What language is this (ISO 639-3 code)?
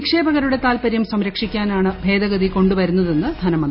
mal